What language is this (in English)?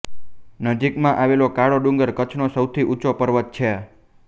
Gujarati